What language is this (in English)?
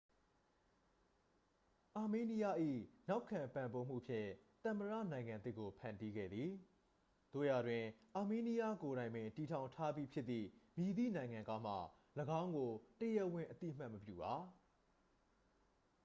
Burmese